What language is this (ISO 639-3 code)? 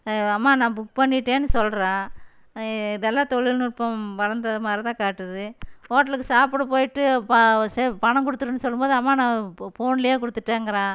tam